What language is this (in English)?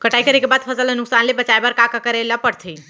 Chhattisgarhi